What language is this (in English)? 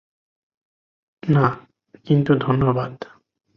Bangla